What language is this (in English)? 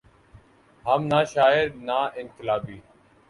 Urdu